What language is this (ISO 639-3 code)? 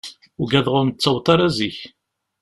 kab